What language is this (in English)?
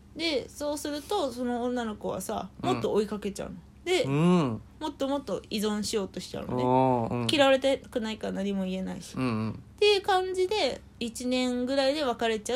Japanese